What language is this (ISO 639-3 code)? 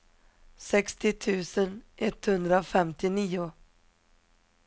swe